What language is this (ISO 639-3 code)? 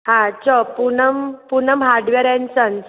snd